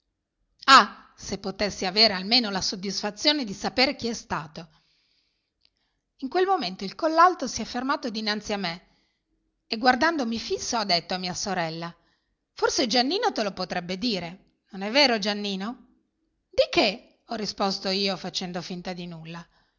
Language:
Italian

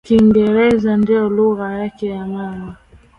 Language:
Swahili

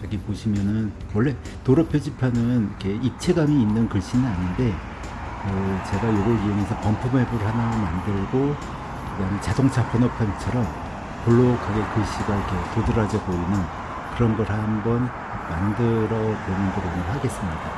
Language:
Korean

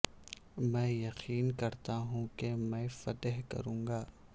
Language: Urdu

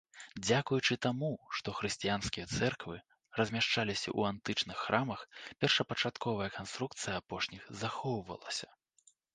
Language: Belarusian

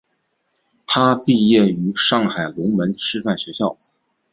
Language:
Chinese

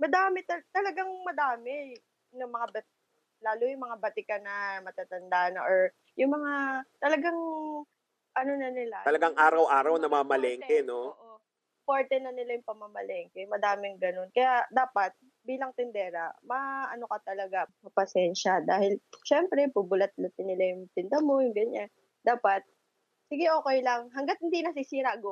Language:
Filipino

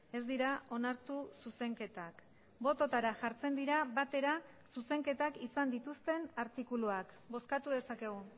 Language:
Basque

